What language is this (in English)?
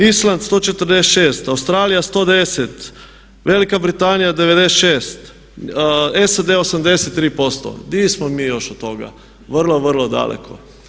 Croatian